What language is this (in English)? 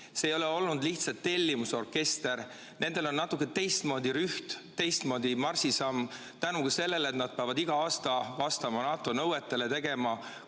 Estonian